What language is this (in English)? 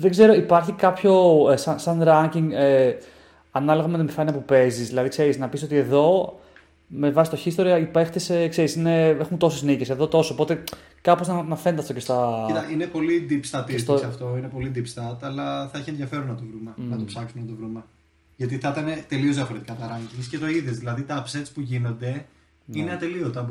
Greek